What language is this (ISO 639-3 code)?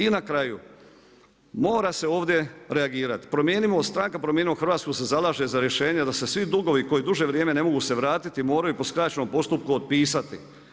hrv